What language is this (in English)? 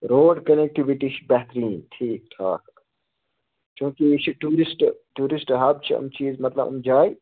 Kashmiri